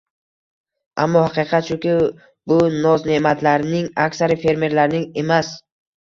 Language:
Uzbek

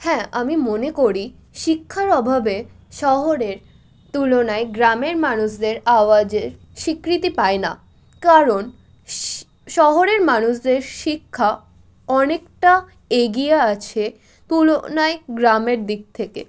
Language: Bangla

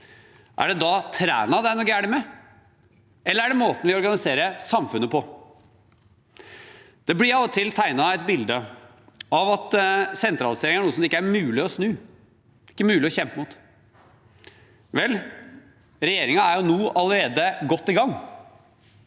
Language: Norwegian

